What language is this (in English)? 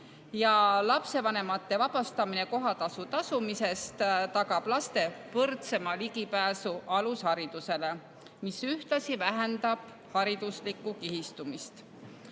Estonian